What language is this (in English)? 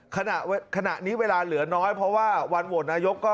Thai